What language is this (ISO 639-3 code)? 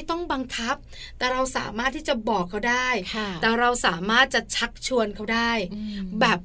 tha